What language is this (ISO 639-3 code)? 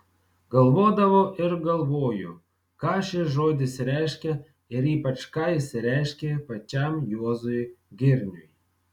lit